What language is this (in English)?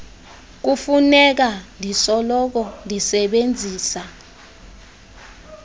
Xhosa